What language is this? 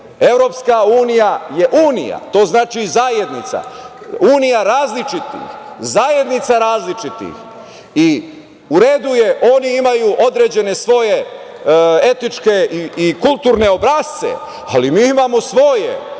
Serbian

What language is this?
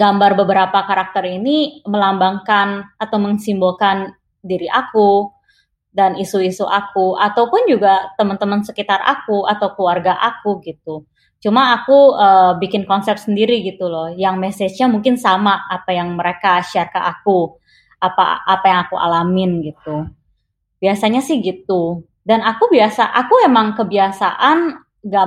Indonesian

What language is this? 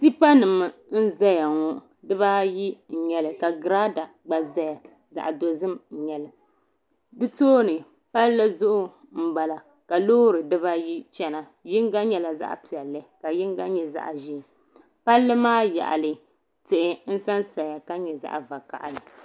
Dagbani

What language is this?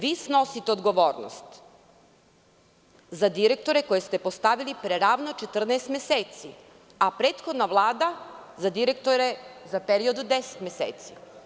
Serbian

